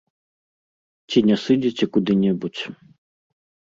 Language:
Belarusian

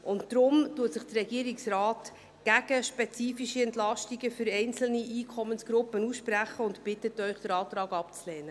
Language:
Swiss German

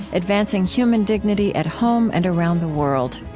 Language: English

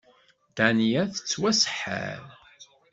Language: Kabyle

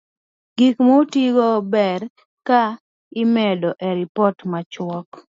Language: Luo (Kenya and Tanzania)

